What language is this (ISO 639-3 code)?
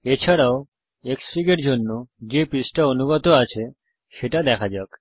ben